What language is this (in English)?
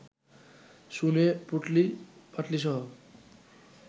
Bangla